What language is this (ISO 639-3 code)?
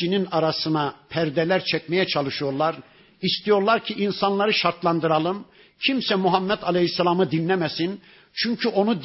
tur